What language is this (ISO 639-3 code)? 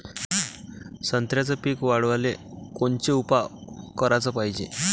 mar